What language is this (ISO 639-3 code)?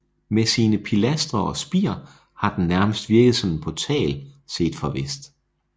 dan